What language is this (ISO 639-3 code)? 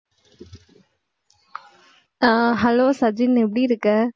tam